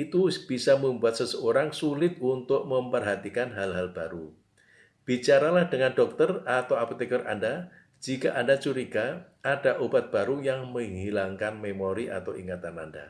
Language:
Indonesian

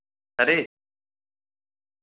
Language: Dogri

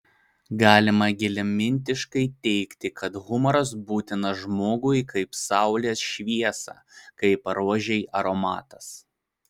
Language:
Lithuanian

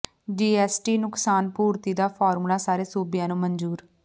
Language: Punjabi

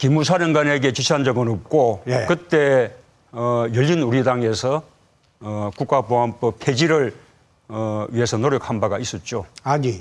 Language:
Korean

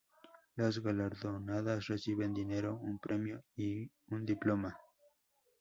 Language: Spanish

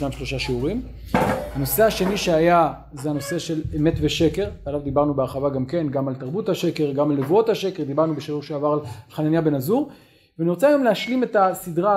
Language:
Hebrew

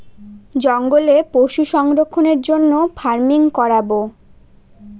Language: Bangla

